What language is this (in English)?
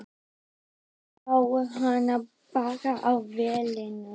Icelandic